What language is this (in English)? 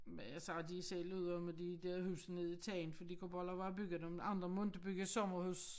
Danish